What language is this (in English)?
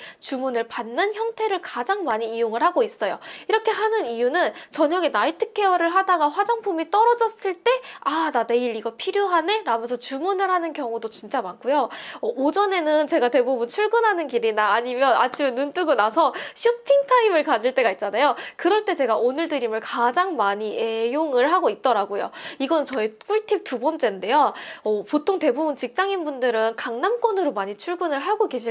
Korean